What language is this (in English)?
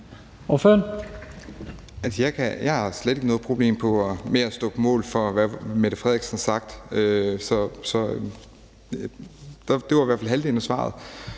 Danish